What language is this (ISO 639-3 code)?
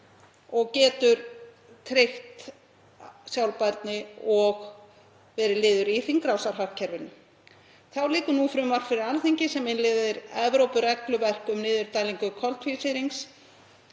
isl